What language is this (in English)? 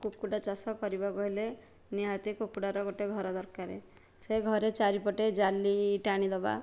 Odia